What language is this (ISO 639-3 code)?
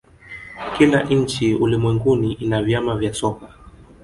swa